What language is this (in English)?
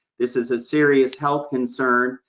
English